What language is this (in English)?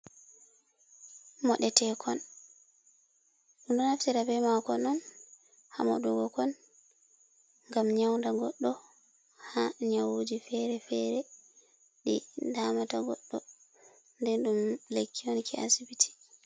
Fula